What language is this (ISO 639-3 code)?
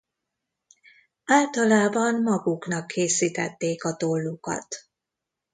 hun